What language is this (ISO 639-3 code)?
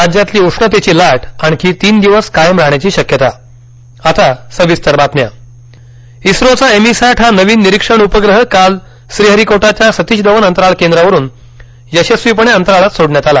mar